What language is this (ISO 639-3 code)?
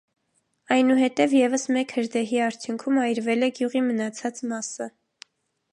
hye